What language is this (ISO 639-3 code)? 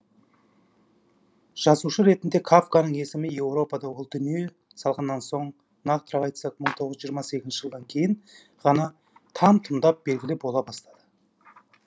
kaz